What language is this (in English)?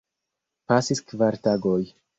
Esperanto